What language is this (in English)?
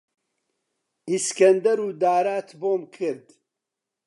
Central Kurdish